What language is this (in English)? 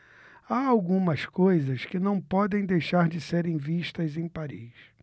Portuguese